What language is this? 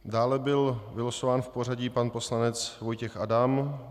Czech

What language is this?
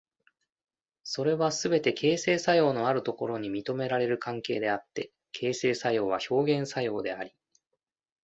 Japanese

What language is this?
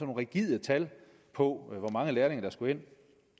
Danish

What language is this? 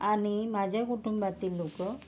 Marathi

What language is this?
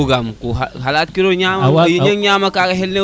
Serer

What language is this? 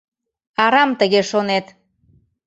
Mari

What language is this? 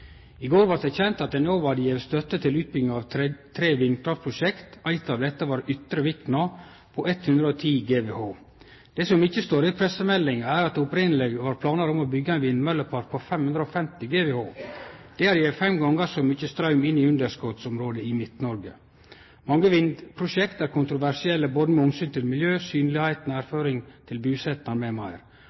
Norwegian Nynorsk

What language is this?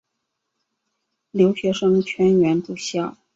Chinese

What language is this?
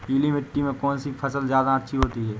Hindi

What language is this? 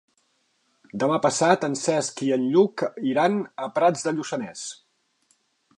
Catalan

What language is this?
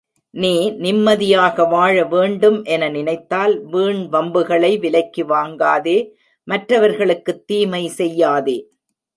Tamil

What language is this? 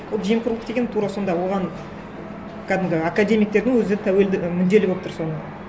Kazakh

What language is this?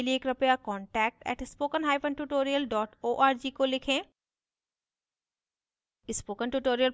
Hindi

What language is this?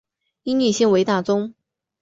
Chinese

